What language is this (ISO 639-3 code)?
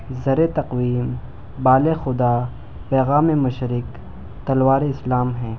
urd